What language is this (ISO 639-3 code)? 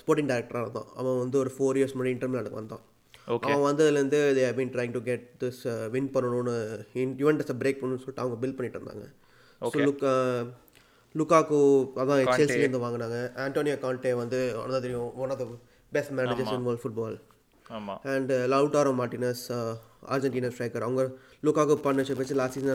tam